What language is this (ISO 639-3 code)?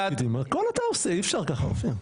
heb